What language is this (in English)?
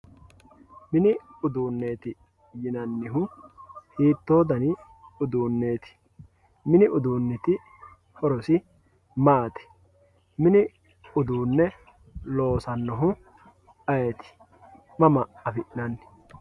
Sidamo